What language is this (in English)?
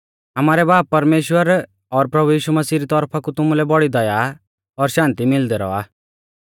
Mahasu Pahari